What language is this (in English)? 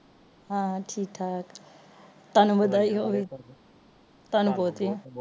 Punjabi